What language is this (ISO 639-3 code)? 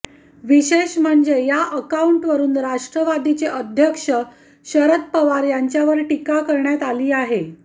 mar